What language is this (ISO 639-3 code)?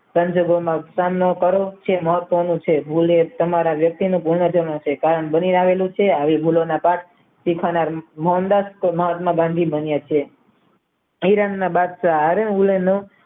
guj